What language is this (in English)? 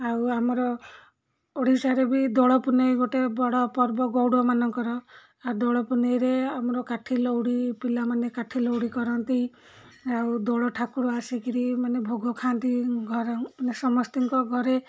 Odia